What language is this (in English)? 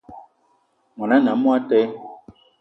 Eton (Cameroon)